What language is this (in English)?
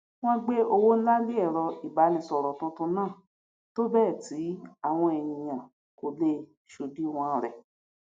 Yoruba